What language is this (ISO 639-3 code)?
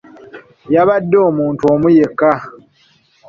lug